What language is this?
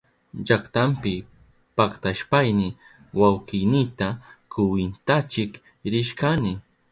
Southern Pastaza Quechua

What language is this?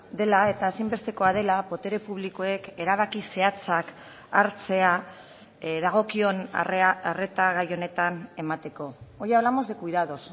Basque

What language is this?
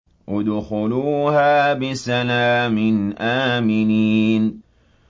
Arabic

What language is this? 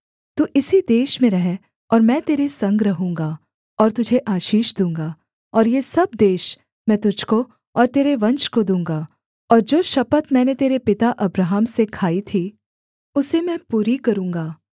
Hindi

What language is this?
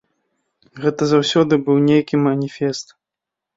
Belarusian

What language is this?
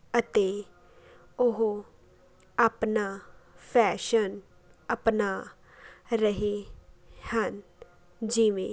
Punjabi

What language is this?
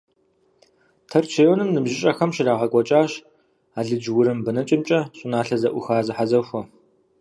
Kabardian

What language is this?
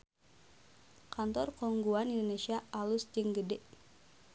Sundanese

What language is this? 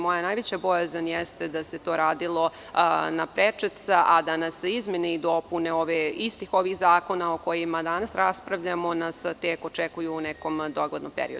Serbian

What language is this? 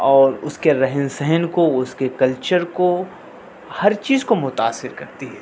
Urdu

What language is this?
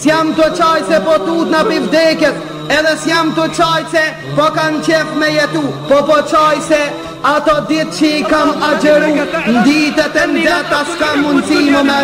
Arabic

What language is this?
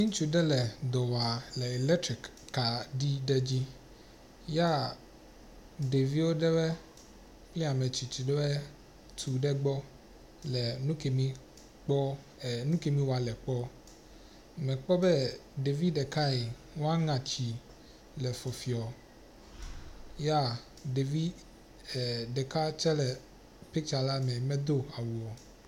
Ewe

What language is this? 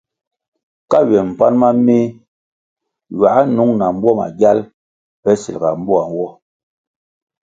Kwasio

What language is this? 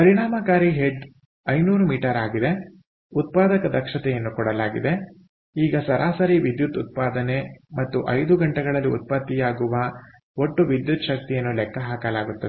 Kannada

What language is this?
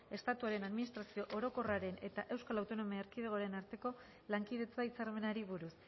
Basque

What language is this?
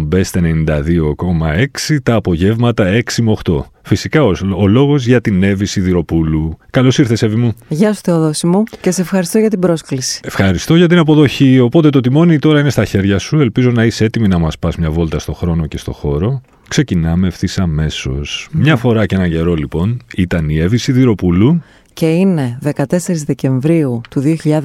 Greek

